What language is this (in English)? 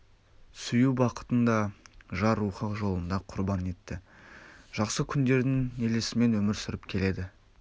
Kazakh